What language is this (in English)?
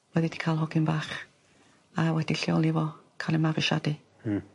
Welsh